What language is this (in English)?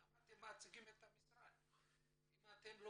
Hebrew